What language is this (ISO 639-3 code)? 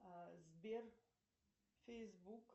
rus